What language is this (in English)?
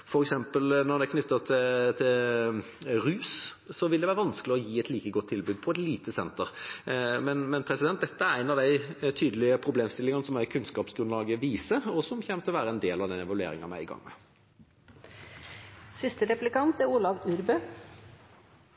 Norwegian